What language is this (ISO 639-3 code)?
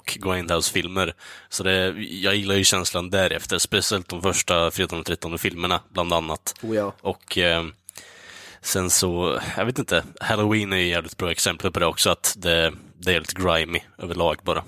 swe